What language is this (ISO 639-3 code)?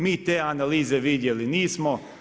hrv